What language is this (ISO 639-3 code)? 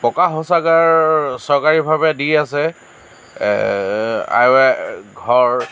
asm